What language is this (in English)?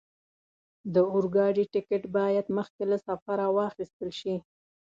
Pashto